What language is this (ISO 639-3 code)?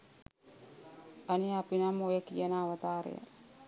sin